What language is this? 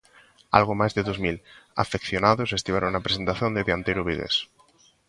Galician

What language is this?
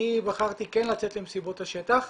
Hebrew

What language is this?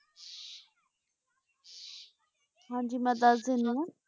Punjabi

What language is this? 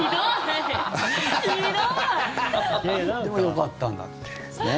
Japanese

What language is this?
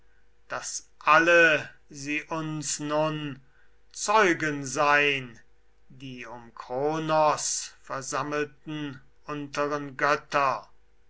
German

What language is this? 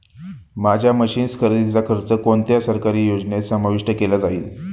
Marathi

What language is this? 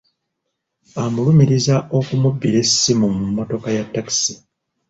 Ganda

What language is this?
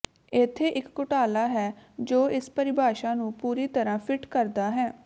Punjabi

